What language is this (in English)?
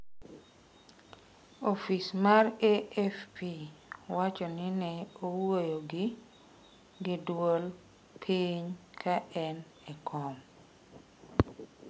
Luo (Kenya and Tanzania)